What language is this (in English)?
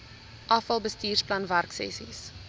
Afrikaans